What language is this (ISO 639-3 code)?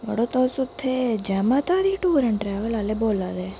doi